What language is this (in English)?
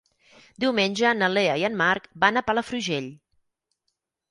Catalan